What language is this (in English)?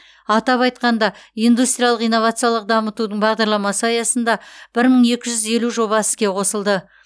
Kazakh